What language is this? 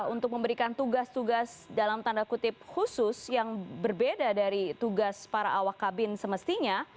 Indonesian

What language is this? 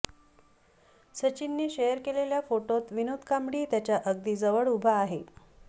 Marathi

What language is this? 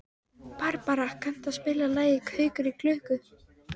Icelandic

